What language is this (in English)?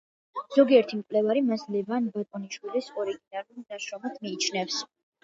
Georgian